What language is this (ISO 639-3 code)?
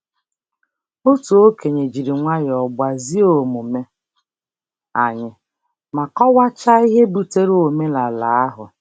ibo